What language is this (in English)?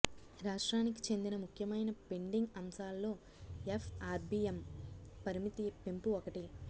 Telugu